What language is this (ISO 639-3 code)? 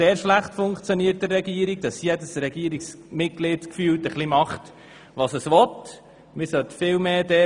gsw